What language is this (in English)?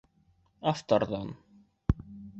Bashkir